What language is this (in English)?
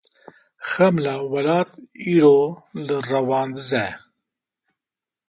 Kurdish